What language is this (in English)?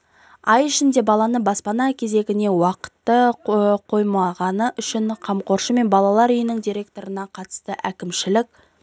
Kazakh